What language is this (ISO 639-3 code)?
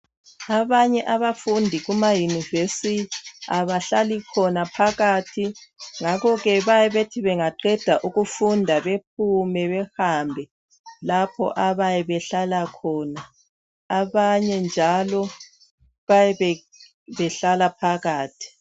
nde